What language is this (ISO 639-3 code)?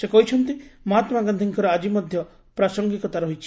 ori